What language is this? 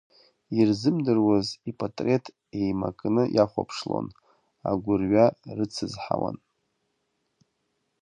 Abkhazian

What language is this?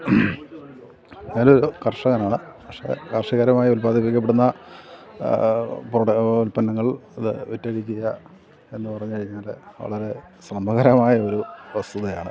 Malayalam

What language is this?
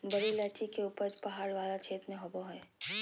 Magahi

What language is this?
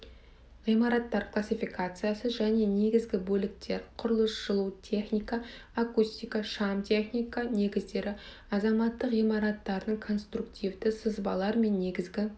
Kazakh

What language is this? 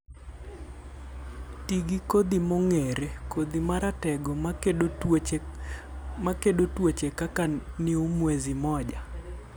Luo (Kenya and Tanzania)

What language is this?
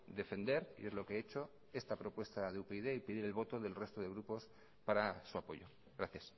Spanish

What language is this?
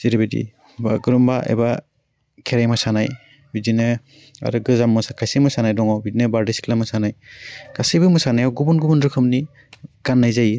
Bodo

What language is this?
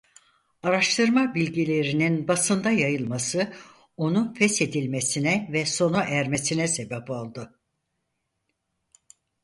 Turkish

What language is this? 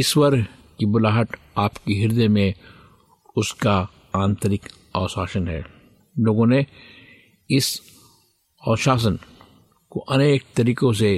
Hindi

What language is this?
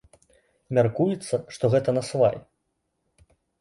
Belarusian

